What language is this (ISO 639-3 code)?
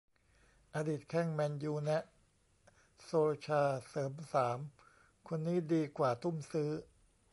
tha